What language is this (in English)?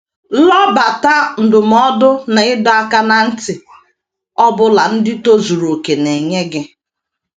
Igbo